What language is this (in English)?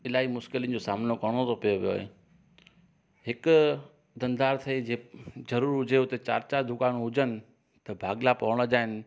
Sindhi